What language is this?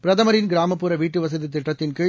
Tamil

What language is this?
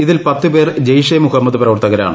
Malayalam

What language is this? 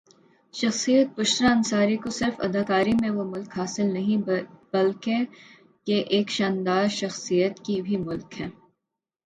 Urdu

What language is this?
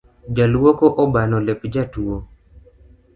Luo (Kenya and Tanzania)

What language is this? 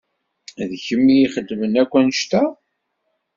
Kabyle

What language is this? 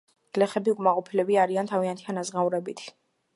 Georgian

